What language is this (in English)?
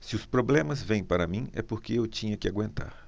Portuguese